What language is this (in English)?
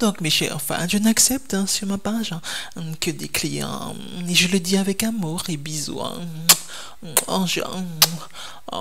French